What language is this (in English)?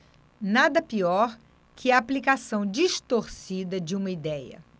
Portuguese